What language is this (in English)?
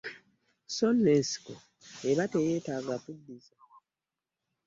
Ganda